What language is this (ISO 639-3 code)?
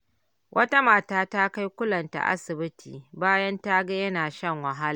hau